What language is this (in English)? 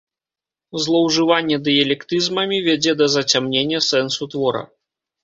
Belarusian